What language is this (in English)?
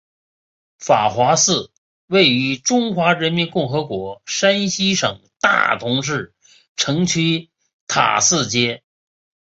Chinese